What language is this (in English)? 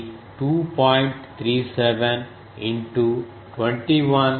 Telugu